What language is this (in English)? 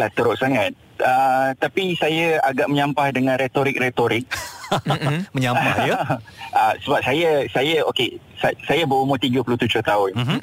Malay